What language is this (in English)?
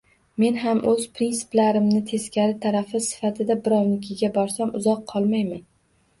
Uzbek